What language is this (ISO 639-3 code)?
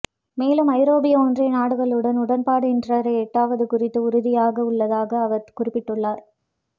tam